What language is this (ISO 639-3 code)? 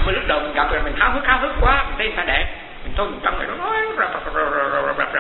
vie